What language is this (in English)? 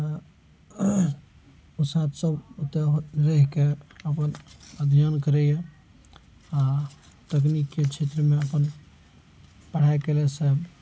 Maithili